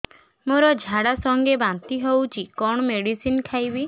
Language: Odia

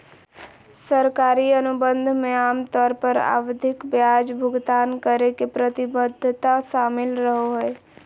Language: Magahi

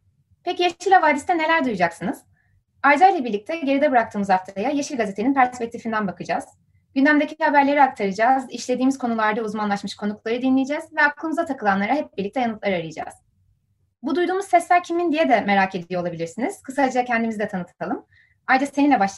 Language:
Turkish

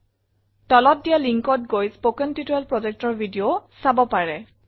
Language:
Assamese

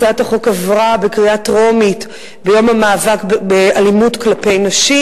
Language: Hebrew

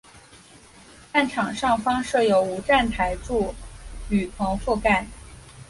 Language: Chinese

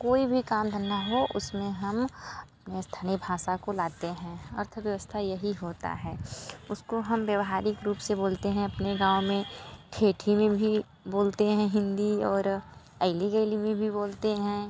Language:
Hindi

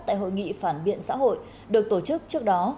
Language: Vietnamese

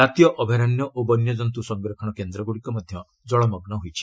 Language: Odia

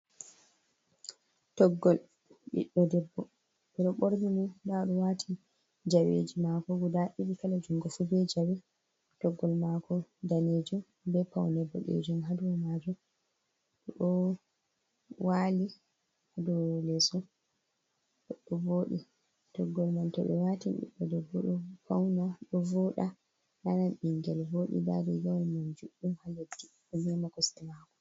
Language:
Fula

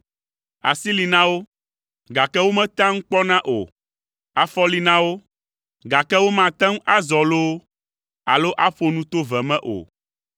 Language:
Ewe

